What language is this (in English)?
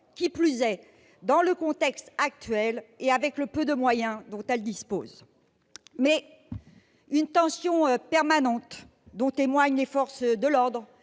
French